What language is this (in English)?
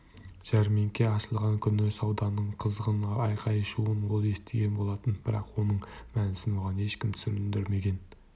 Kazakh